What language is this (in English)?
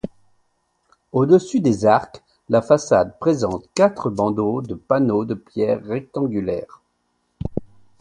French